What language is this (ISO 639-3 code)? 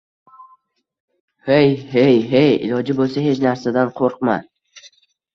uzb